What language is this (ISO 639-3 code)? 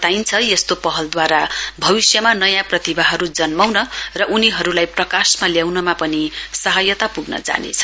nep